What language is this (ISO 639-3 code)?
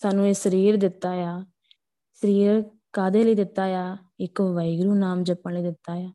pan